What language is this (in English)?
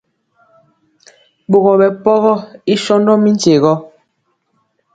Mpiemo